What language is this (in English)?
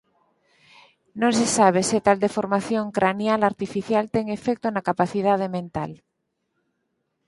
Galician